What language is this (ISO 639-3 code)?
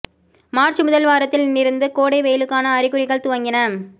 tam